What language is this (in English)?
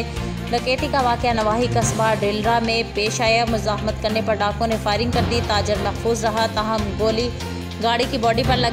Hindi